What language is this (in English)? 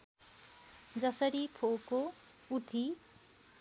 Nepali